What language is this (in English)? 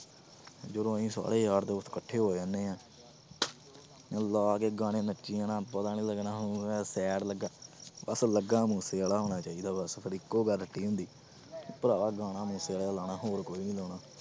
Punjabi